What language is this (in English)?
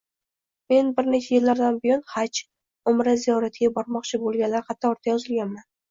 Uzbek